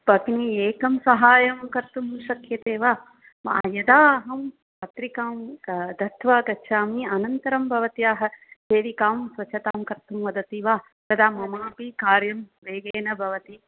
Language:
Sanskrit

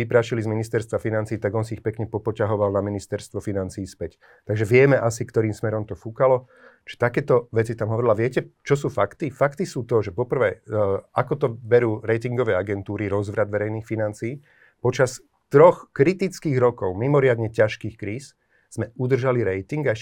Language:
Slovak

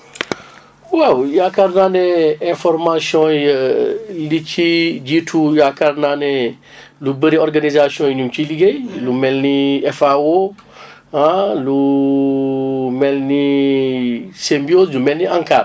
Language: Wolof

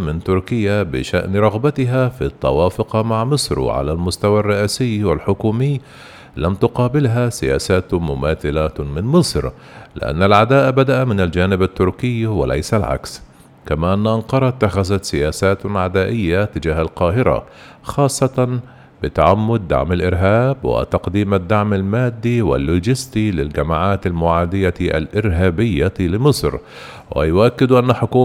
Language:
Arabic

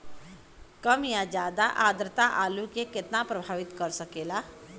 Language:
Bhojpuri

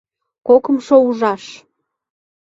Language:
Mari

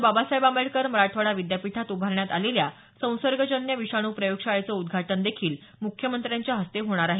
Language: Marathi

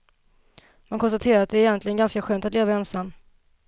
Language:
Swedish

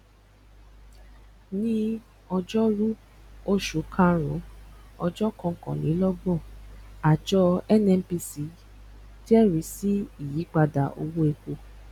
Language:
Yoruba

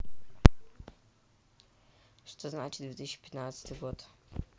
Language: Russian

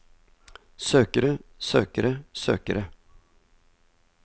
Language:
Norwegian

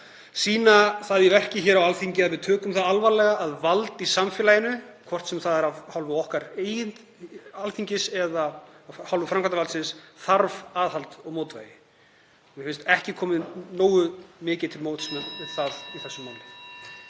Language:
Icelandic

